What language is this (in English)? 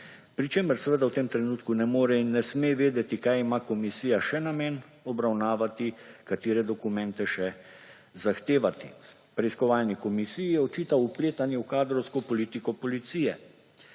Slovenian